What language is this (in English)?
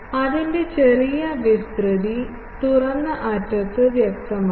Malayalam